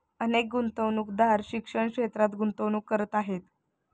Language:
Marathi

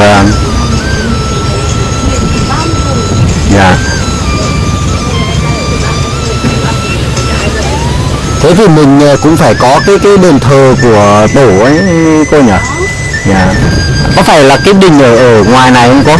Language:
Vietnamese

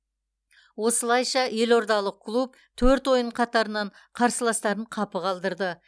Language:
Kazakh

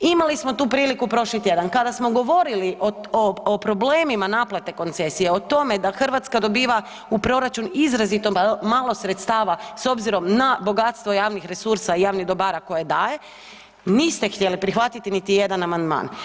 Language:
Croatian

